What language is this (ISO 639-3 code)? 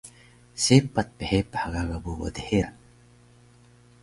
trv